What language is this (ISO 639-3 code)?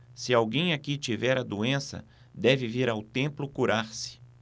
por